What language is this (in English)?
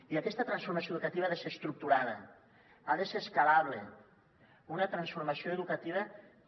Catalan